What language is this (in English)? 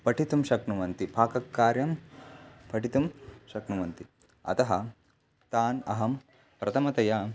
Sanskrit